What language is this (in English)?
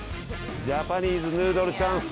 Japanese